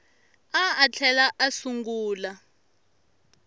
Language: Tsonga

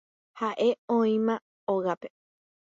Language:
Guarani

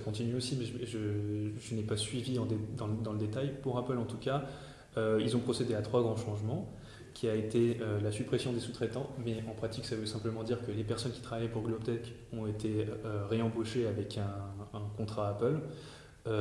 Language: French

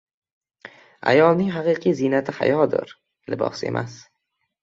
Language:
Uzbek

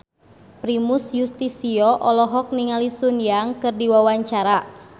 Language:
Sundanese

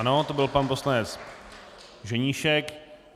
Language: Czech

